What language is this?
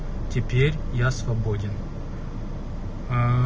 Russian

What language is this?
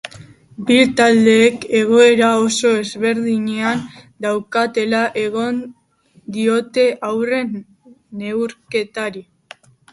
Basque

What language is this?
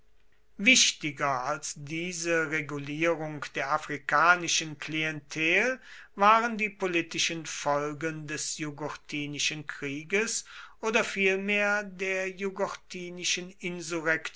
German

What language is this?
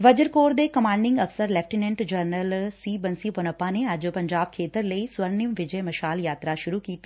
Punjabi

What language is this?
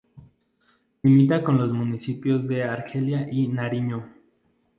Spanish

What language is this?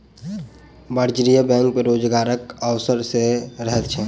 Maithili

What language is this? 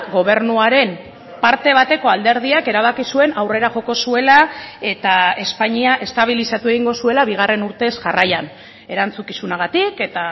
Basque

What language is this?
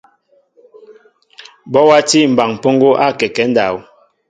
Mbo (Cameroon)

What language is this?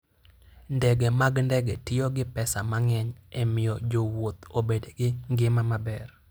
Luo (Kenya and Tanzania)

